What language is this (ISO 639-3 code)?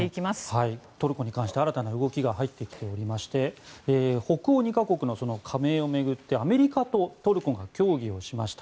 jpn